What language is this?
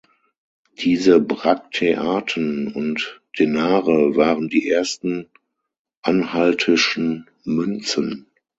German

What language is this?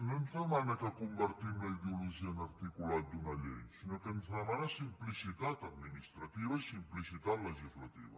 Catalan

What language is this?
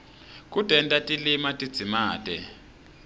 Swati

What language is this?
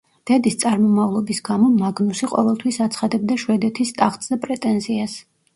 Georgian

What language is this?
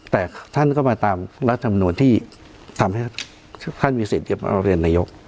Thai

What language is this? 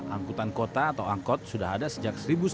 Indonesian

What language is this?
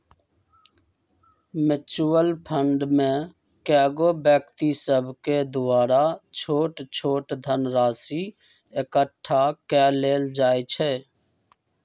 Magahi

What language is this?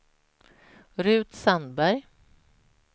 Swedish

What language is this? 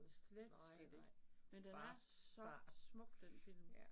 Danish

